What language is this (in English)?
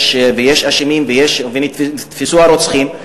Hebrew